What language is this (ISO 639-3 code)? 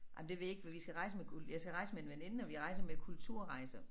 dan